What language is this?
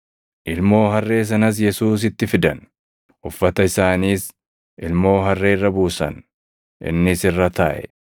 Oromo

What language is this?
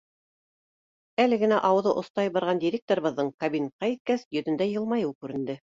Bashkir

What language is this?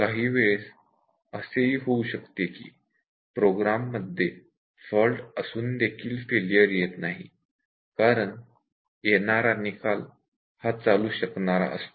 Marathi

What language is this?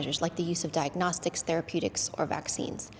Indonesian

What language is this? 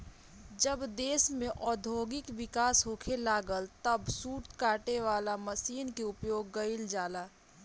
Bhojpuri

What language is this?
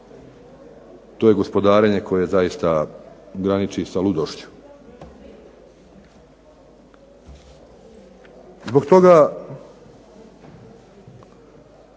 Croatian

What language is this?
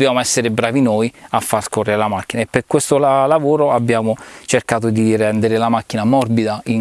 Italian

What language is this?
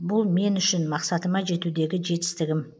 Kazakh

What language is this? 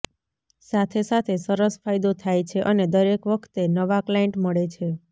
Gujarati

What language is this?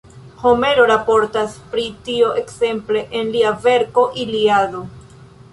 Esperanto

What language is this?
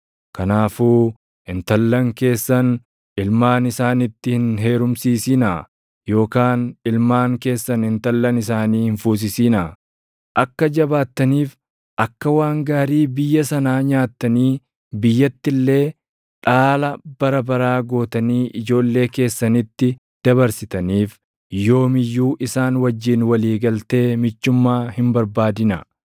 Oromo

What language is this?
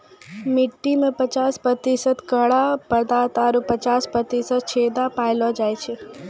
Maithili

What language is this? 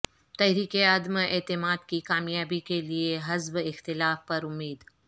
Urdu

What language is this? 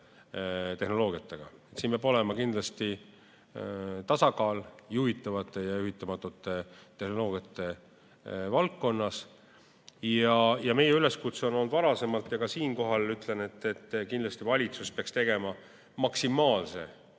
Estonian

